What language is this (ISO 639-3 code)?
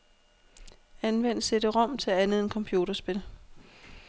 dan